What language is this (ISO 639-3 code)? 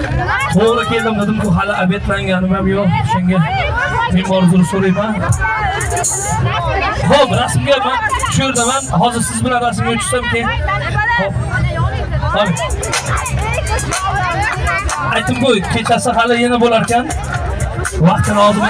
ara